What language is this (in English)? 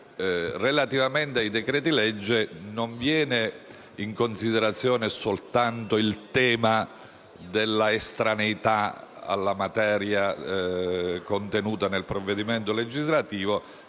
Italian